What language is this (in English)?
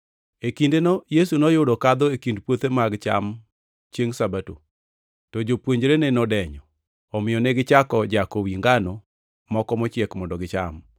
Luo (Kenya and Tanzania)